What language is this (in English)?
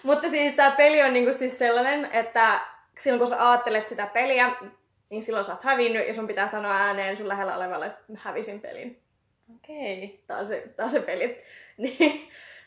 Finnish